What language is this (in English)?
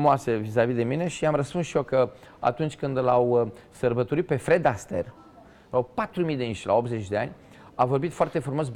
Romanian